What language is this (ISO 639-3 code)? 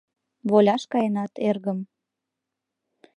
chm